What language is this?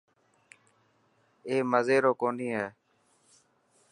Dhatki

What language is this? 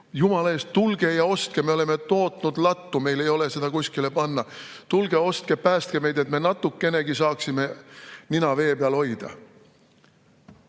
Estonian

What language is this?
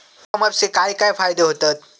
Marathi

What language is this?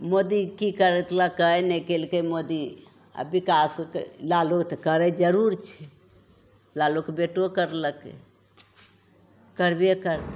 Maithili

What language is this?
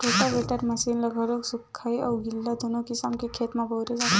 Chhattisgarhi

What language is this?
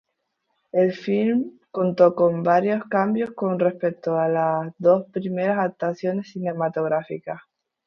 Spanish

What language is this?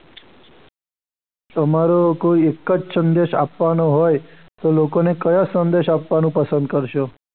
Gujarati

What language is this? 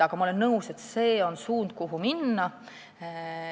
Estonian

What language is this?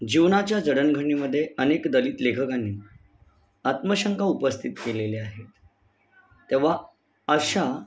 Marathi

